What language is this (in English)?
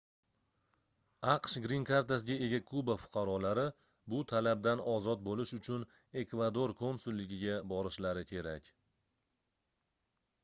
Uzbek